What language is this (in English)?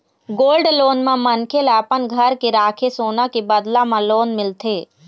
Chhattisgarhi